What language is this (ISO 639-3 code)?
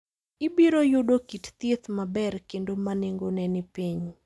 luo